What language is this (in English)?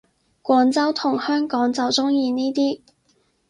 Cantonese